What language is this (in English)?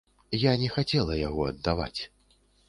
Belarusian